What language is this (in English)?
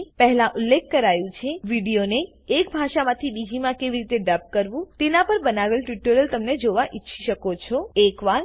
Gujarati